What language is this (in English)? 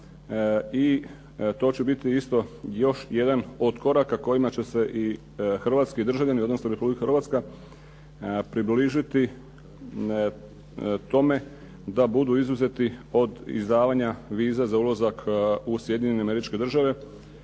Croatian